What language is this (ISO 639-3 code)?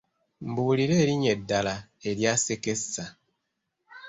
lug